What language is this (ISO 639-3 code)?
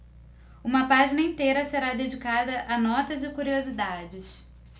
por